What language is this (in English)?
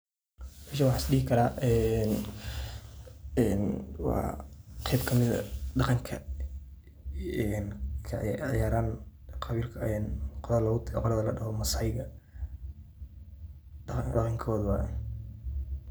Somali